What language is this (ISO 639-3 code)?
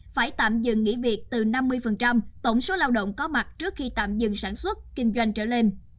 vie